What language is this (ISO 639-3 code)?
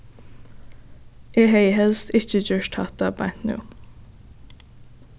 fao